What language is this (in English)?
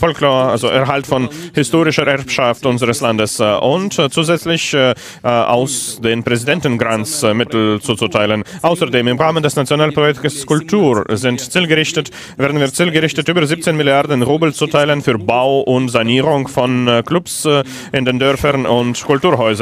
German